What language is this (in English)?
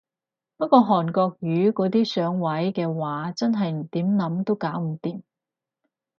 Cantonese